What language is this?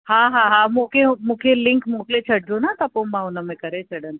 Sindhi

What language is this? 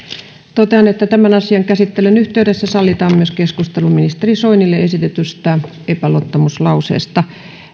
Finnish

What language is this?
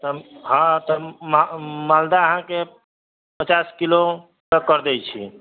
Maithili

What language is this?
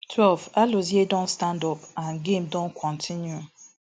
Nigerian Pidgin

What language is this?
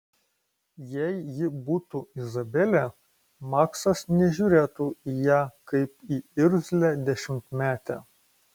Lithuanian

